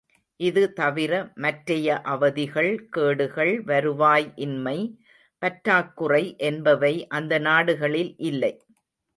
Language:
Tamil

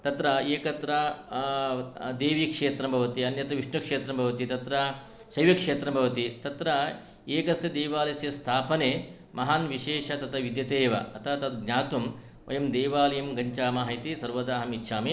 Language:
Sanskrit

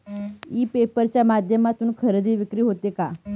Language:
Marathi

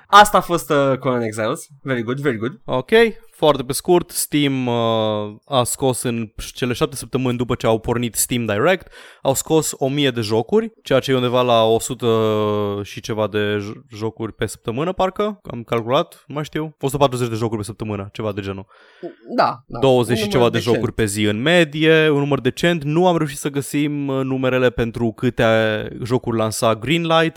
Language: Romanian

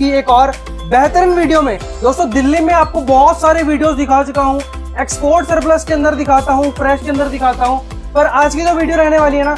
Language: Hindi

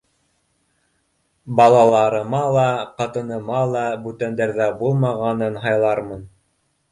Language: Bashkir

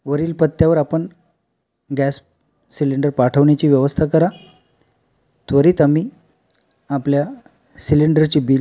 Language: Marathi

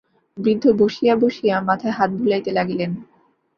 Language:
Bangla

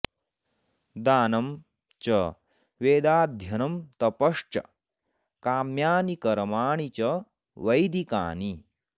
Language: Sanskrit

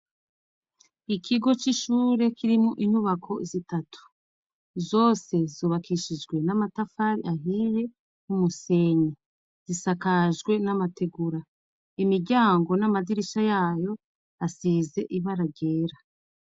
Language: Rundi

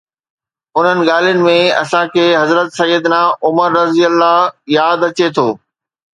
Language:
Sindhi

